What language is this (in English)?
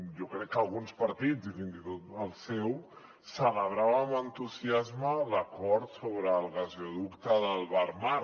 Catalan